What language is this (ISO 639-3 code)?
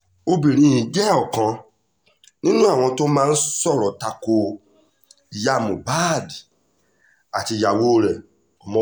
yor